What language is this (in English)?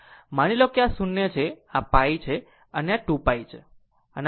Gujarati